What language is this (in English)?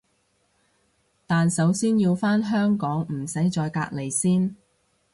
Cantonese